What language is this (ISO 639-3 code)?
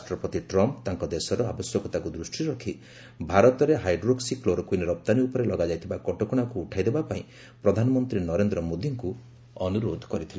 ori